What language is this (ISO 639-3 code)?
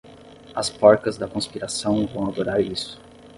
por